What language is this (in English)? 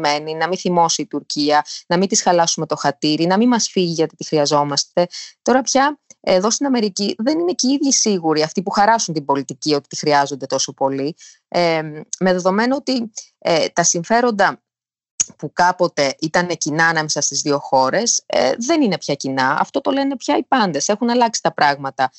Greek